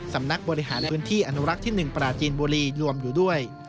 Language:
Thai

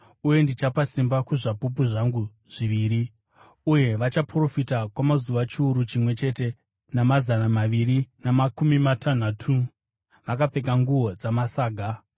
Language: Shona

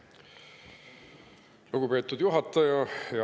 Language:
Estonian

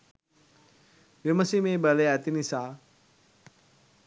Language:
Sinhala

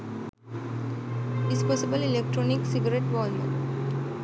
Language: Sinhala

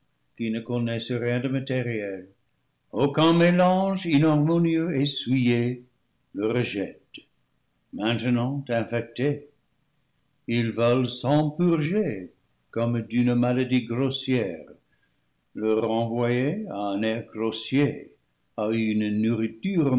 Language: French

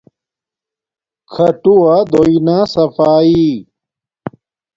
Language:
Domaaki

